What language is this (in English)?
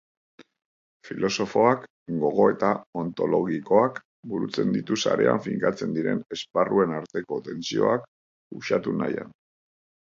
Basque